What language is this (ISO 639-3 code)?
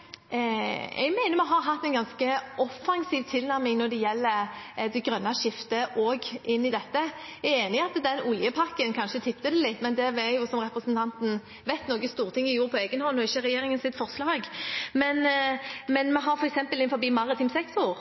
nob